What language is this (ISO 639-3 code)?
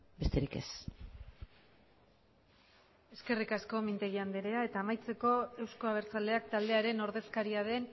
eus